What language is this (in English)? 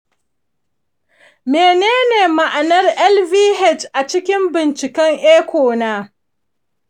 Hausa